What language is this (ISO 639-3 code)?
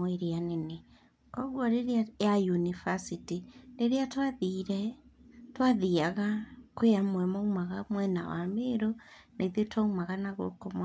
kik